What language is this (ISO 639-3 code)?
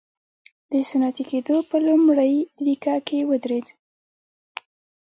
pus